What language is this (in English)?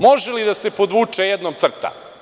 Serbian